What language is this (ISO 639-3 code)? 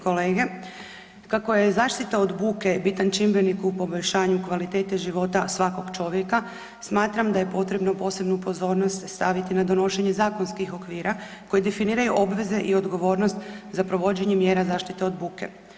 hrv